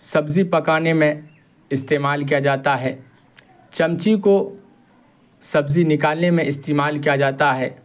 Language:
Urdu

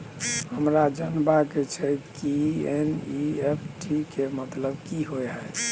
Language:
Maithili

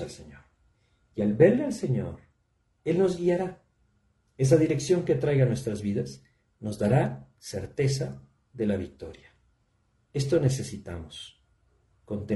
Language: Spanish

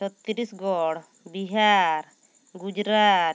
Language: Santali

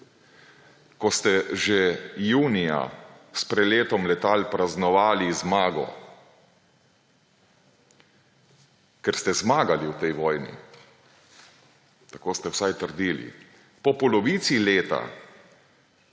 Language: Slovenian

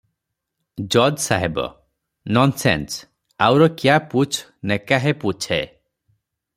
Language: Odia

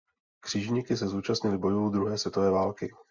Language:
Czech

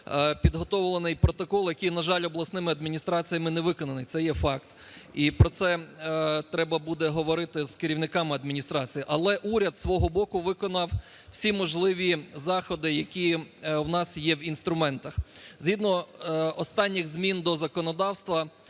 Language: Ukrainian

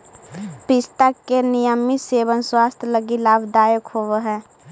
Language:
Magahi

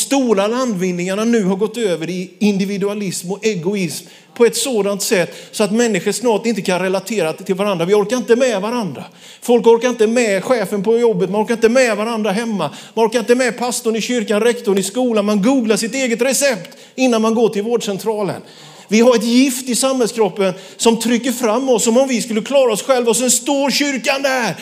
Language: Swedish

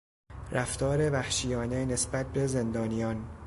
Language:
Persian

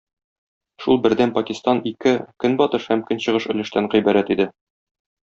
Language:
Tatar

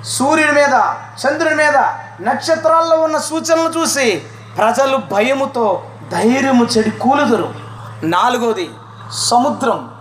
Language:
Telugu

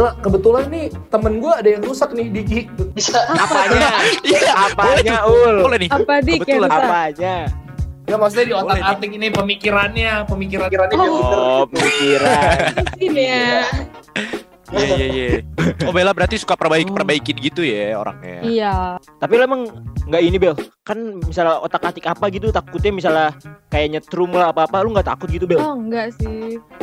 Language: Indonesian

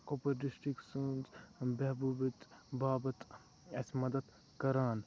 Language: Kashmiri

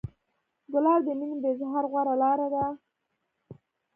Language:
Pashto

